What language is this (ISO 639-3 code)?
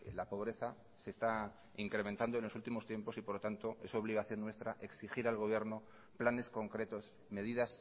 spa